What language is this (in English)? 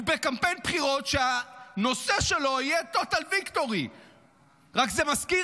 Hebrew